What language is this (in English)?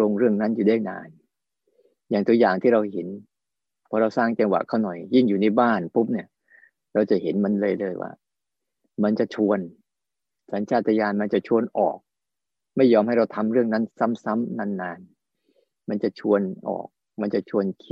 Thai